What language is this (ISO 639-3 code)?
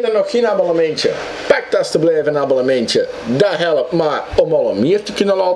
nld